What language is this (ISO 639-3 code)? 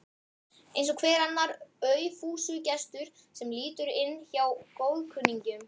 isl